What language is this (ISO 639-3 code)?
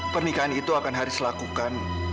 ind